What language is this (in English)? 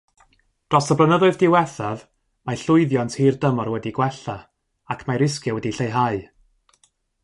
Welsh